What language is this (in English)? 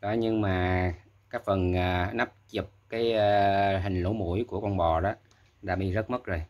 Vietnamese